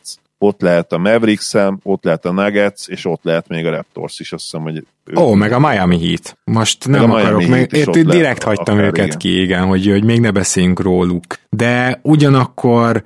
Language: Hungarian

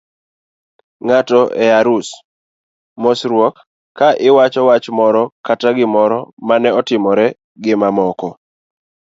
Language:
Luo (Kenya and Tanzania)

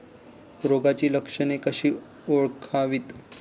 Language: Marathi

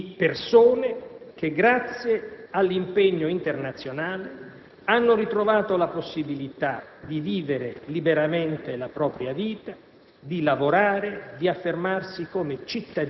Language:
Italian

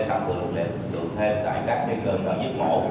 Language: Vietnamese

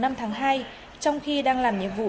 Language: Vietnamese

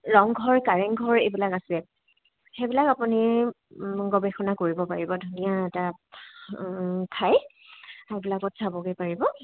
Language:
Assamese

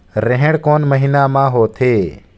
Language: Chhattisgarhi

